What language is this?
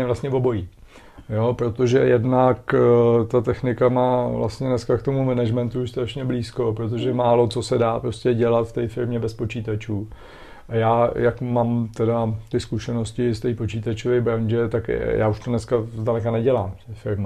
Czech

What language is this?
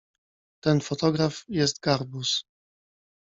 Polish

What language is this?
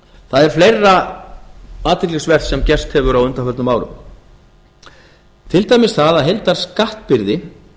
Icelandic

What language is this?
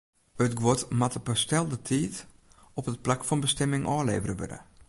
Western Frisian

